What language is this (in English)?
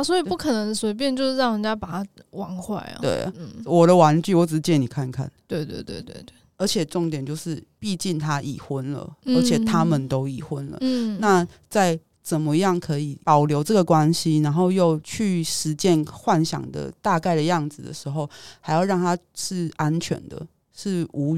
Chinese